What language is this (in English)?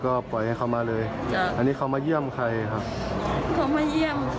Thai